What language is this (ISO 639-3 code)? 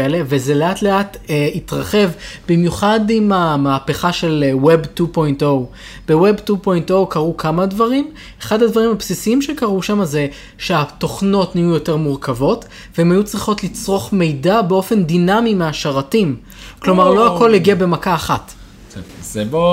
heb